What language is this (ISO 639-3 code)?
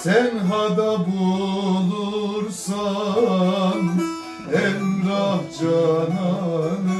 tur